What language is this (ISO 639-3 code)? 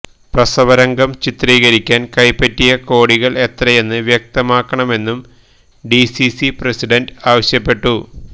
mal